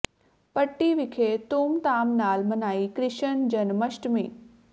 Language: Punjabi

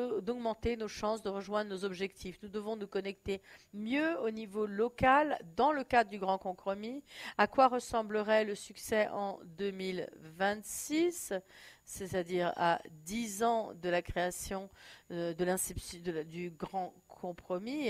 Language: French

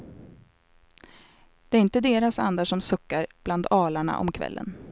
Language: Swedish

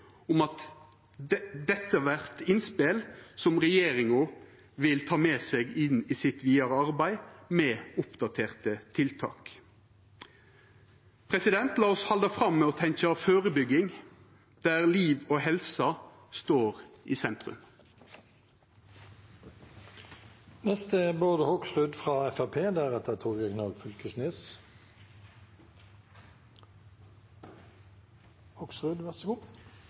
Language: Norwegian Nynorsk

